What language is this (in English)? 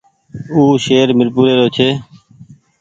Goaria